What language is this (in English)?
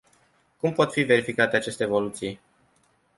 Romanian